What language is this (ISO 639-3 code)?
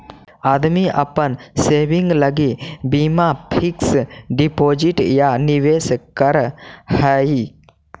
mag